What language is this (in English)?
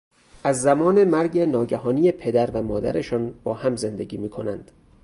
Persian